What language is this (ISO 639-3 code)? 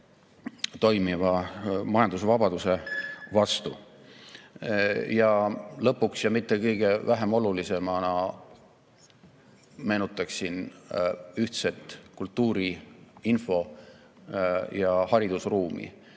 est